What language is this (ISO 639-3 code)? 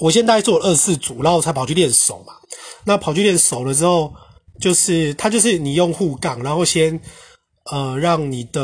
zho